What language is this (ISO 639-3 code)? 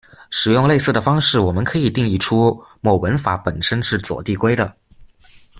zho